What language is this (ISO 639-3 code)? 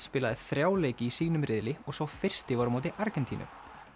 isl